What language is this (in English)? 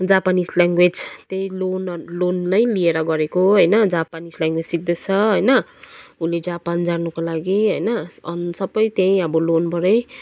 Nepali